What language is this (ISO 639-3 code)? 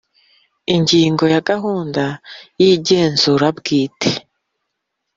kin